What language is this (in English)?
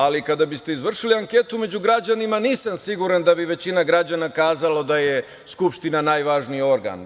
Serbian